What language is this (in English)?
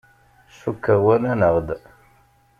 Kabyle